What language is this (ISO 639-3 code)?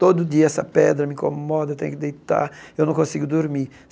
por